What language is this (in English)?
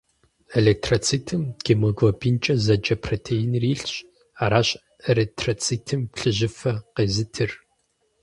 Kabardian